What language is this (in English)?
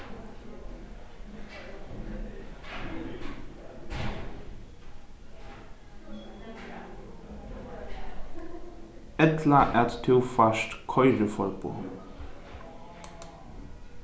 Faroese